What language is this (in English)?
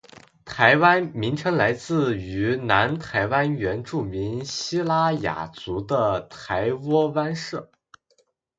Chinese